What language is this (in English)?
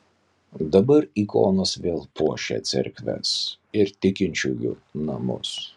Lithuanian